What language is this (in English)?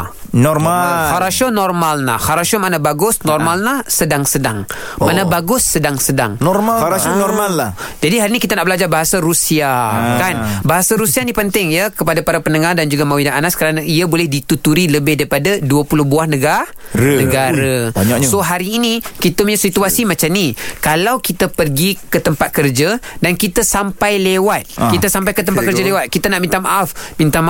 Malay